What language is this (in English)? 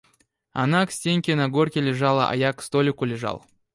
Russian